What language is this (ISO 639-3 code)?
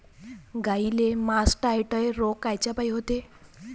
mar